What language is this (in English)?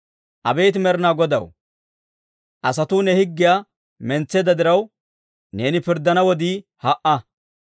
Dawro